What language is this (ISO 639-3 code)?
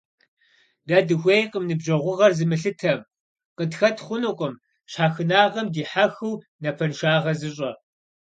kbd